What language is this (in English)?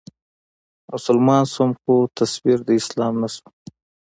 Pashto